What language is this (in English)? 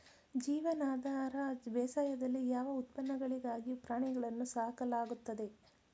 Kannada